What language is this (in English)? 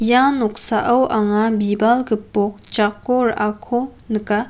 Garo